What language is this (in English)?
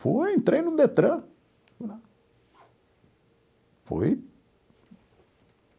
Portuguese